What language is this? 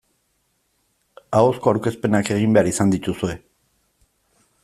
Basque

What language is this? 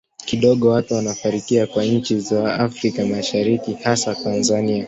Swahili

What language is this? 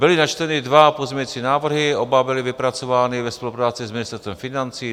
Czech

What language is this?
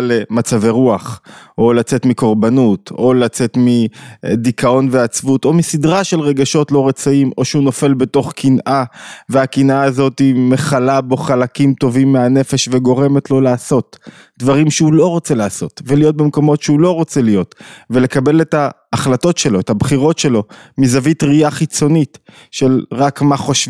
Hebrew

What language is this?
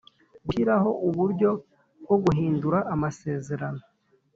Kinyarwanda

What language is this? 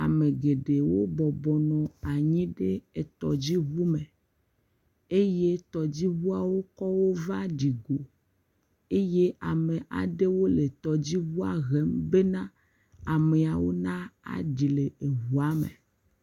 Ewe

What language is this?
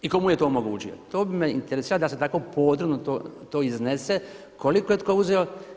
Croatian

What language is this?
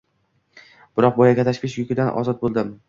Uzbek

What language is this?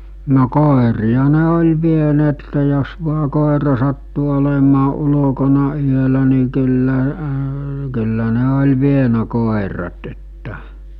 Finnish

